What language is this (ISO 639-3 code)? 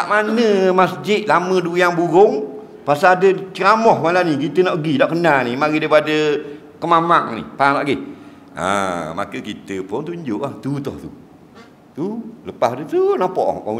msa